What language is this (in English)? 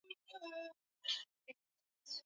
Swahili